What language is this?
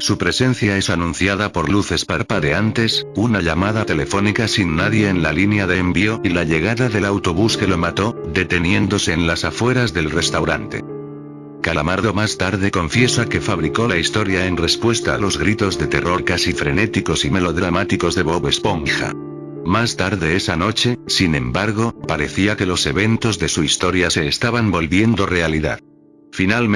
Spanish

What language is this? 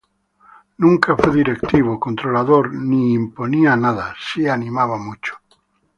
Spanish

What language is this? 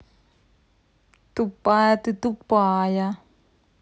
Russian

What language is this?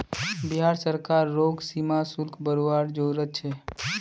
Magahi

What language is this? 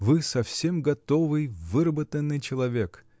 Russian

